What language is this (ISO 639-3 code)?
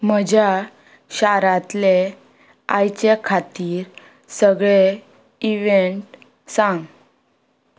kok